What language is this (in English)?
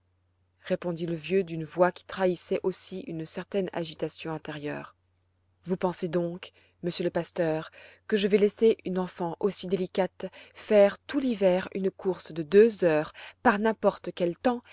French